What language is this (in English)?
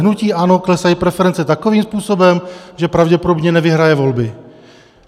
Czech